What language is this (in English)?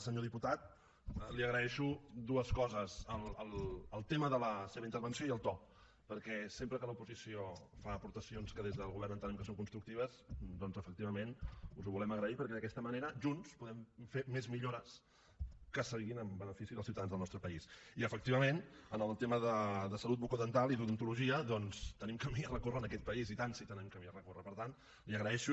Catalan